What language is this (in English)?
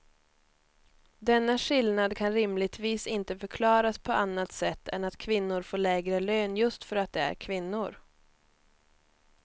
Swedish